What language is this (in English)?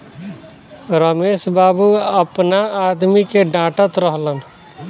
Bhojpuri